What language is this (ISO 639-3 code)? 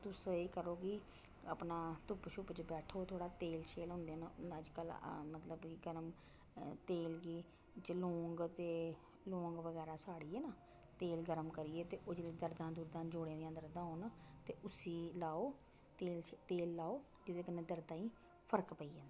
doi